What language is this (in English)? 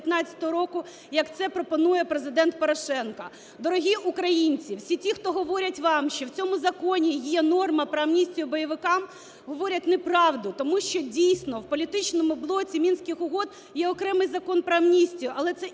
Ukrainian